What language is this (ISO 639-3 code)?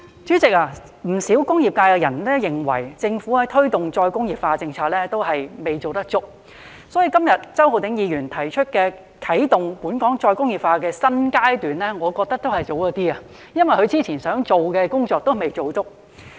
yue